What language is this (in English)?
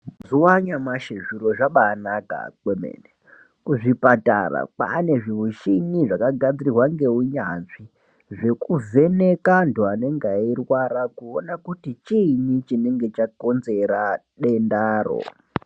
Ndau